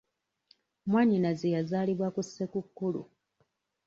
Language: Ganda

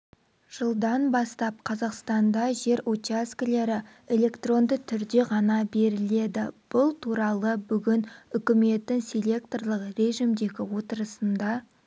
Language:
Kazakh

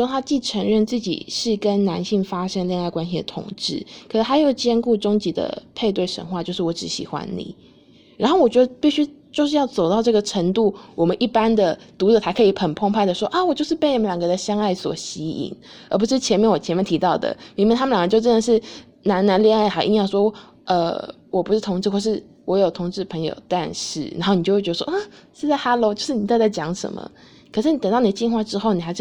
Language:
Chinese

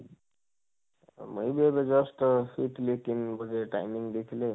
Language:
Odia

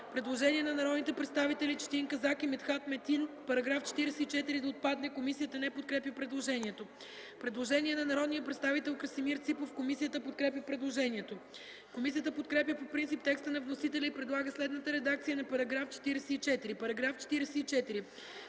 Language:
Bulgarian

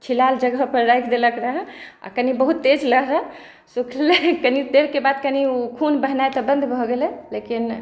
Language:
Maithili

